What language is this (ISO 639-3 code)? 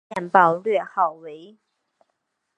zho